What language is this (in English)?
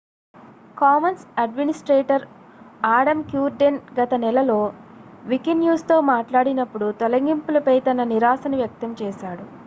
Telugu